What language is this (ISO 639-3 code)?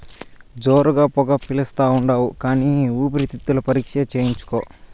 tel